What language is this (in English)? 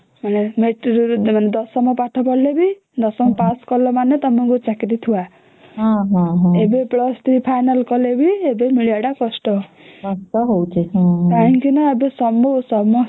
Odia